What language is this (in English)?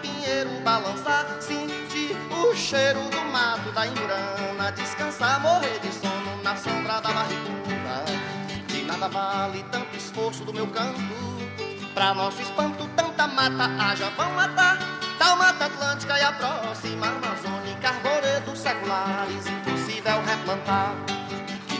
Portuguese